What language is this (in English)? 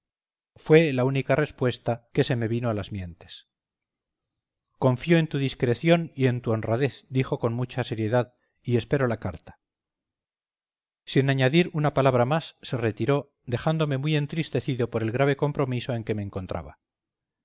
Spanish